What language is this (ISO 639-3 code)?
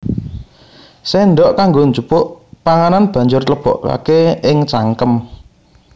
jav